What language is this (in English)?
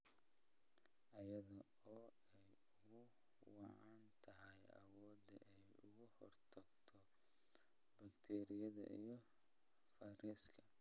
Somali